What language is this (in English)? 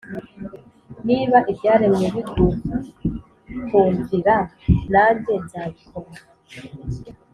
Kinyarwanda